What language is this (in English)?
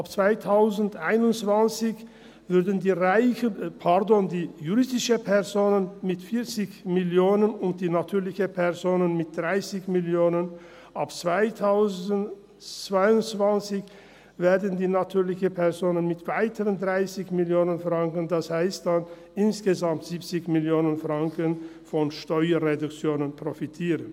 Swiss German